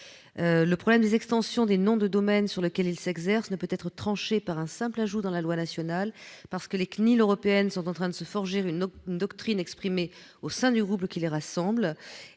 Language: French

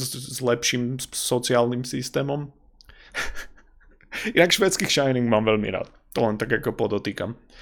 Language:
Slovak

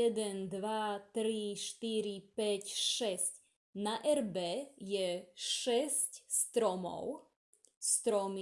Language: Slovak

